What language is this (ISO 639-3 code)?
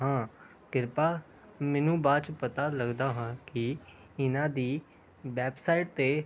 pan